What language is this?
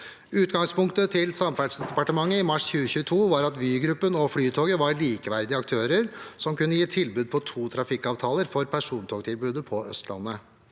Norwegian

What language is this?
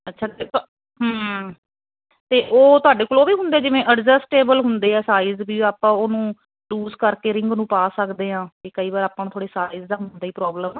Punjabi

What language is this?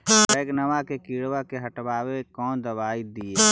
Magahi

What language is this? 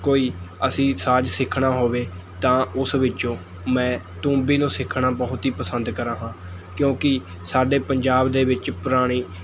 Punjabi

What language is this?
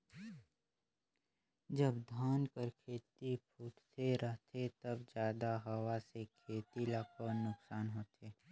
Chhattisgarhi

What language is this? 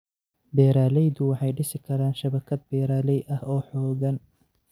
Somali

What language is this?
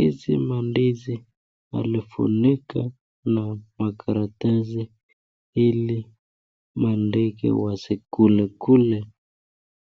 Swahili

